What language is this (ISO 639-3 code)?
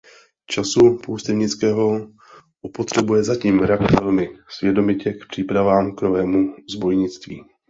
ces